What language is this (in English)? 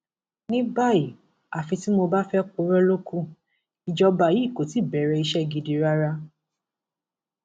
Yoruba